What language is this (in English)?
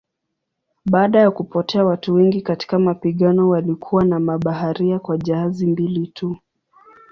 Swahili